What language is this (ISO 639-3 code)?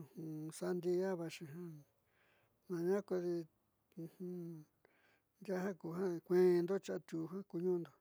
mxy